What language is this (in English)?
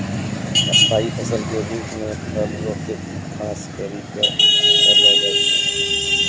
Maithili